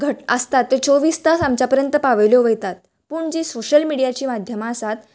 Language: Konkani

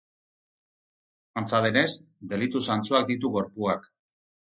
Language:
Basque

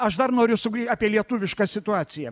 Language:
Lithuanian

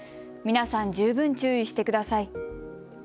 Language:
Japanese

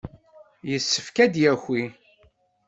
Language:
Kabyle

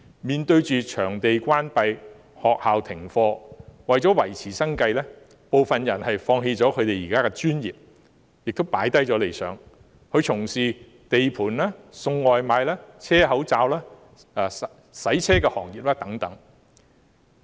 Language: Cantonese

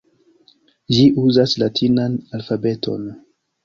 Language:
Esperanto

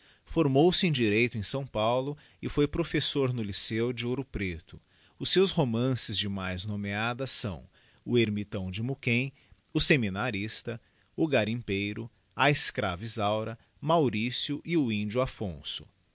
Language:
Portuguese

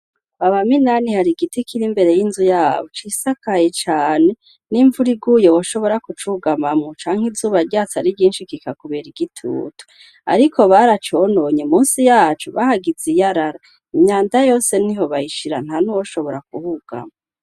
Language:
Rundi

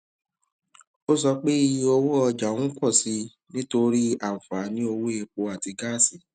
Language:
Yoruba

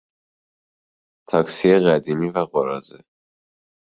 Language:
Persian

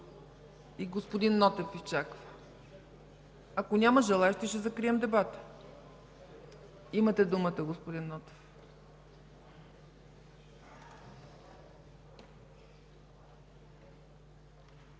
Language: Bulgarian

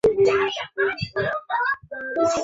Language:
Chinese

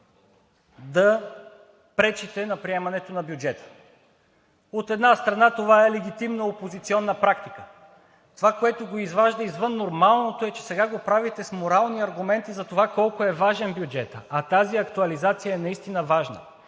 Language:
Bulgarian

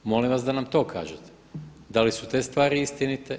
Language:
Croatian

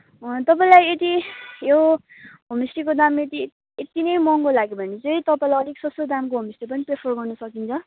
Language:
Nepali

